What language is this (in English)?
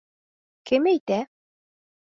Bashkir